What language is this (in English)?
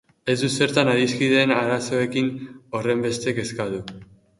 Basque